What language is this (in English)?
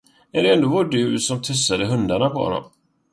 Swedish